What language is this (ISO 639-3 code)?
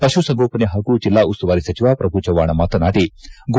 kan